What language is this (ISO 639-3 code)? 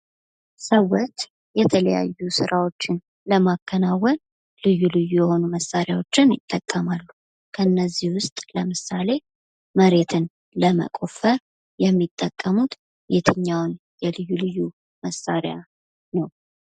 amh